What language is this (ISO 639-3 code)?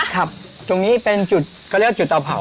tha